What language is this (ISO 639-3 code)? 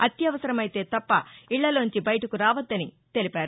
tel